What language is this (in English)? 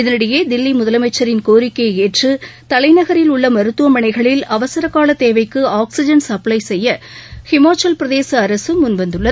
Tamil